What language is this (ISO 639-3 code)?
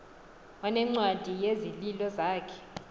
xho